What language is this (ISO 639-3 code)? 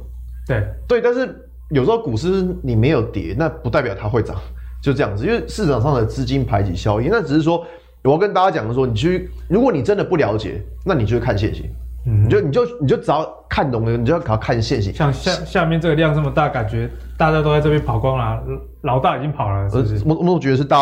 zho